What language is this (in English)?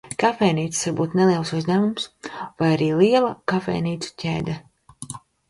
Latvian